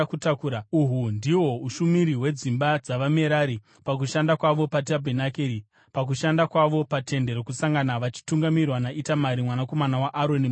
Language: Shona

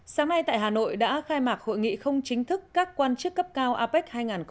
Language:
Vietnamese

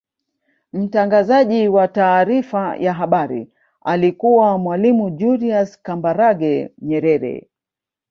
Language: Swahili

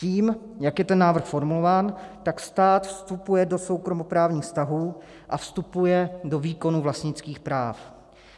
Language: Czech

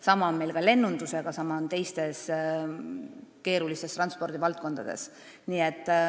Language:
Estonian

